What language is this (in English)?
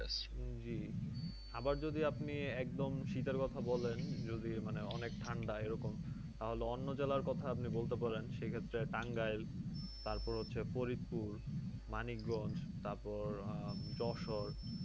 Bangla